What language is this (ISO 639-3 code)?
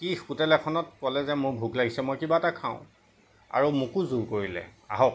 asm